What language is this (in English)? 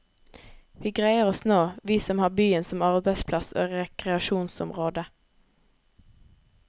Norwegian